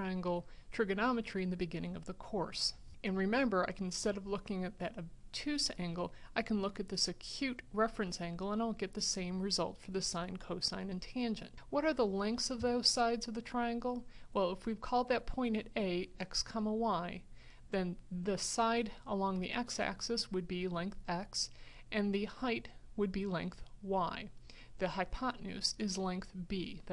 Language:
English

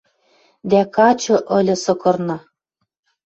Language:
Western Mari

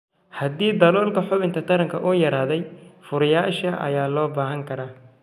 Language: Somali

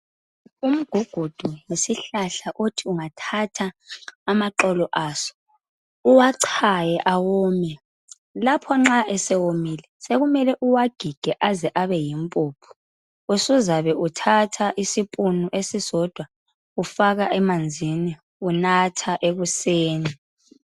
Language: North Ndebele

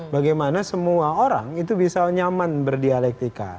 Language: Indonesian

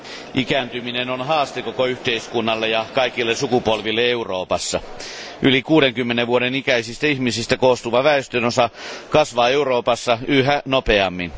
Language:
Finnish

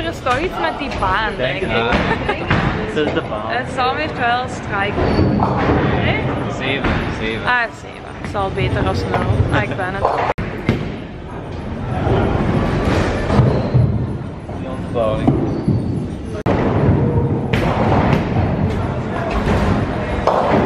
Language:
Dutch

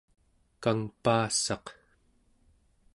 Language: Central Yupik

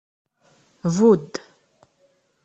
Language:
Kabyle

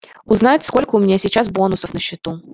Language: Russian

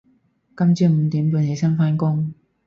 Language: Cantonese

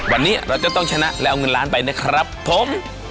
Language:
Thai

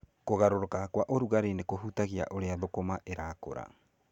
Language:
Kikuyu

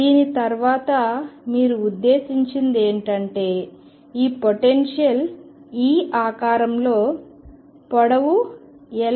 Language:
Telugu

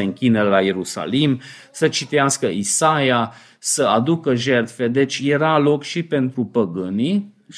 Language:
Romanian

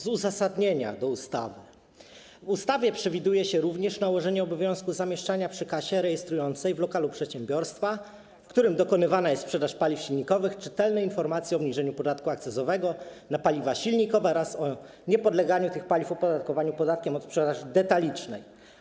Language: Polish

